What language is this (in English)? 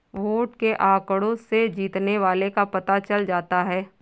Hindi